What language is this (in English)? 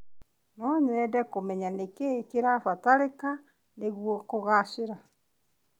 Kikuyu